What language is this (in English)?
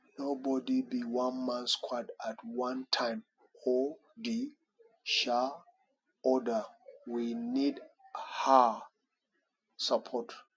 Nigerian Pidgin